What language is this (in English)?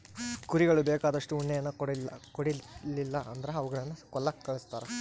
Kannada